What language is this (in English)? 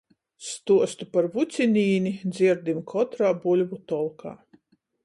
Latgalian